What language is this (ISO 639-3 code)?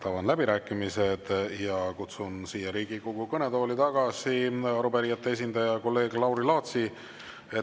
est